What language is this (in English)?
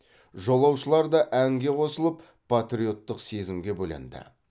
Kazakh